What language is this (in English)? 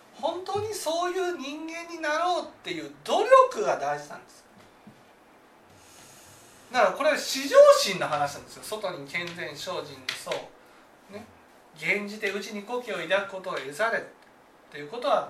Japanese